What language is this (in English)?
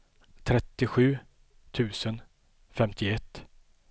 Swedish